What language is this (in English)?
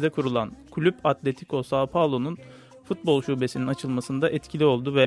Turkish